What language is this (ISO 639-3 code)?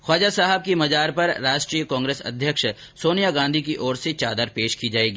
hin